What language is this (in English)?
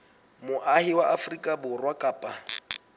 Southern Sotho